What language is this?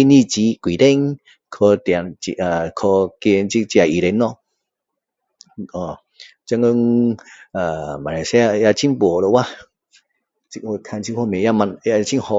Min Dong Chinese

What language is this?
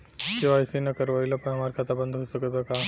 Bhojpuri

